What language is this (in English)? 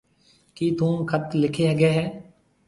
Marwari (Pakistan)